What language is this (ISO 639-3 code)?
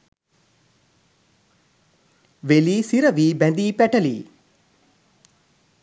sin